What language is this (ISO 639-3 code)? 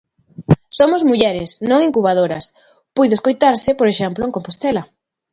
glg